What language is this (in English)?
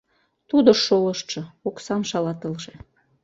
Mari